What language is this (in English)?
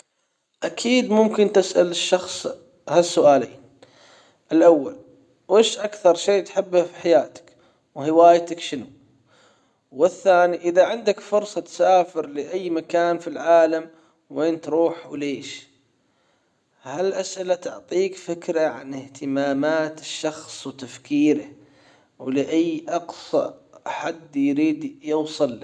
Hijazi Arabic